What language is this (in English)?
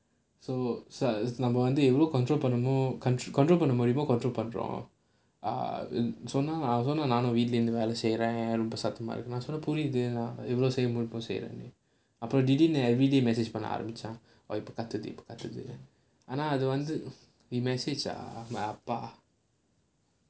English